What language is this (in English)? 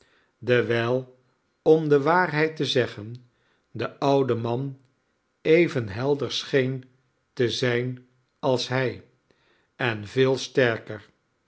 Dutch